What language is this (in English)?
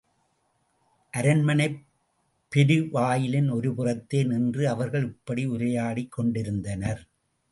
Tamil